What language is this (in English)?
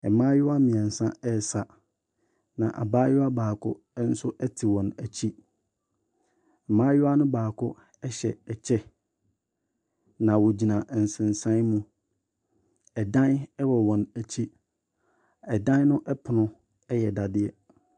Akan